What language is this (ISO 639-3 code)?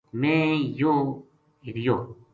gju